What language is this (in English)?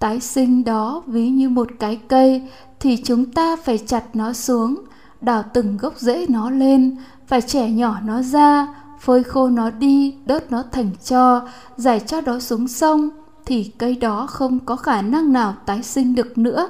Vietnamese